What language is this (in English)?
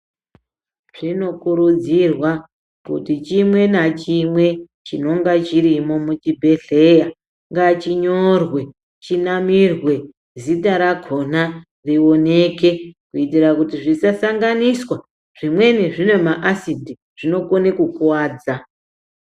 Ndau